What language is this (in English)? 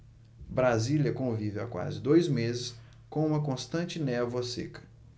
Portuguese